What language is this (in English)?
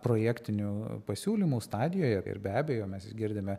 Lithuanian